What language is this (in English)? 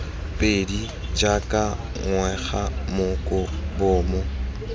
Tswana